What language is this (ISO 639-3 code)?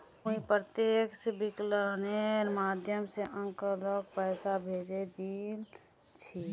mag